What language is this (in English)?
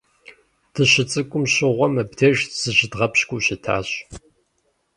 Kabardian